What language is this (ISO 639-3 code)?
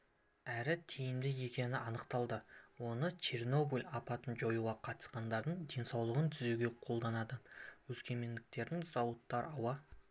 kaz